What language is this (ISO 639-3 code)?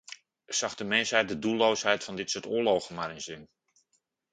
nld